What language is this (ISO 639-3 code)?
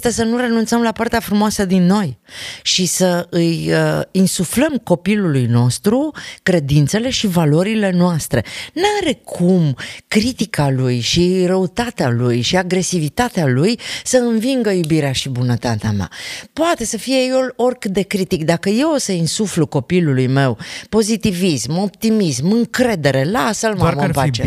ron